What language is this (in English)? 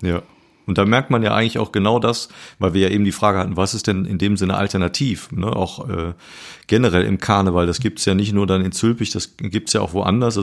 German